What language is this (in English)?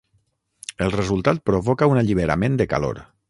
Catalan